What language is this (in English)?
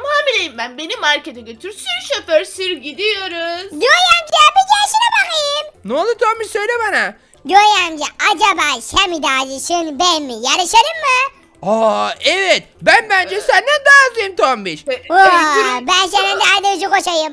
Turkish